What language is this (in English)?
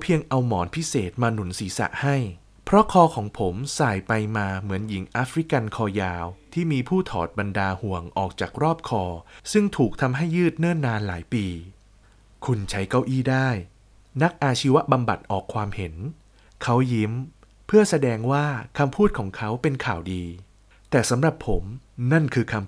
Thai